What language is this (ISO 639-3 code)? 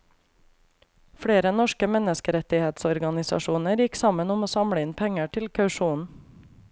nor